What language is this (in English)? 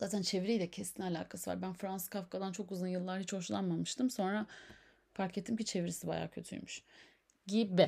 Turkish